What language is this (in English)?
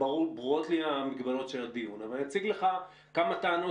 Hebrew